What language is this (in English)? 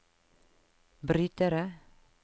Norwegian